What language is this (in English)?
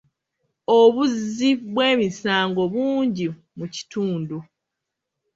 Ganda